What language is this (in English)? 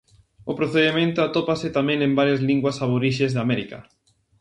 Galician